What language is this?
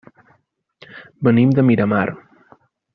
Catalan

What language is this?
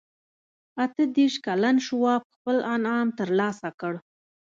Pashto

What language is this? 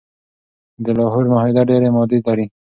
Pashto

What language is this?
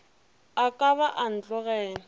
Northern Sotho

